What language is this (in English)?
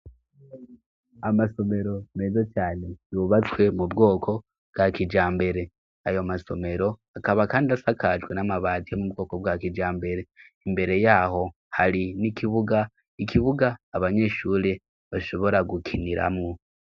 Rundi